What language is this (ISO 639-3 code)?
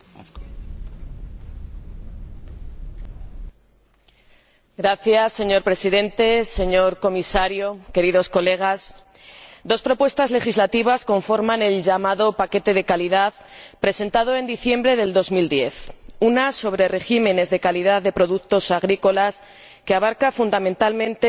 spa